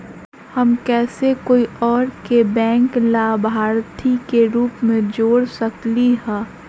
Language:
Magahi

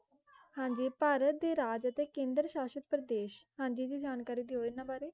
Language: Punjabi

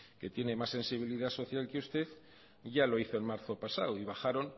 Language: Spanish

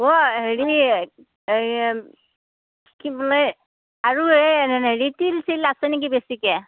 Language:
Assamese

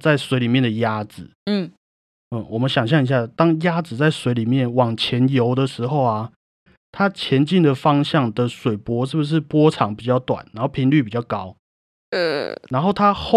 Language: Chinese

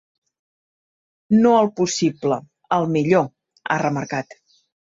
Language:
Catalan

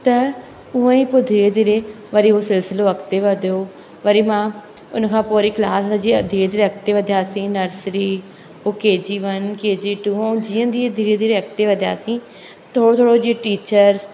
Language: Sindhi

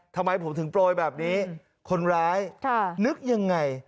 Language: Thai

